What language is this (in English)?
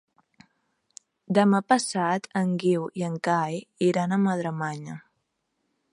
Catalan